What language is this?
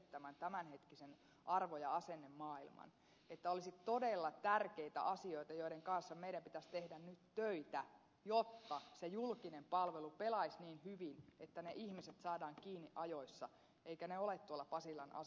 Finnish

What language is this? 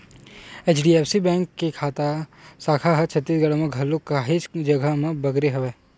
Chhattisgarhi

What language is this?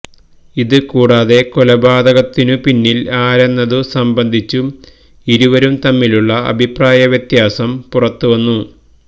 Malayalam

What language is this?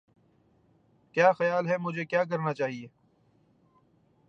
Urdu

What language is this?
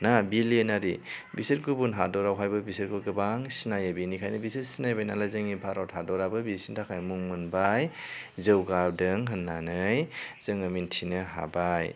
Bodo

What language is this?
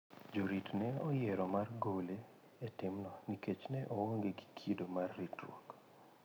Luo (Kenya and Tanzania)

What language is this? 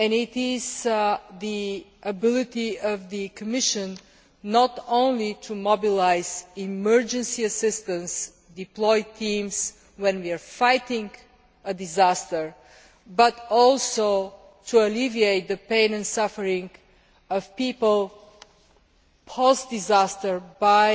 English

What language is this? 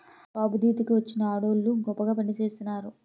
Telugu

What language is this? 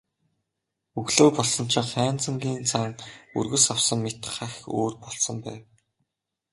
Mongolian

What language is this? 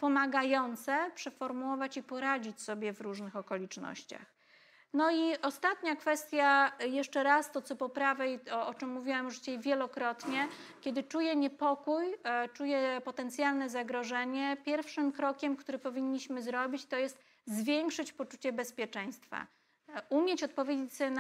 Polish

